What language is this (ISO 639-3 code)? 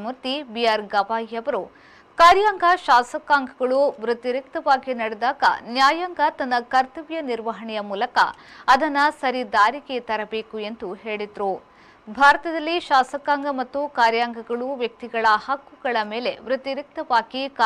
kan